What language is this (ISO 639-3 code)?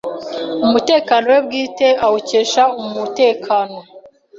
kin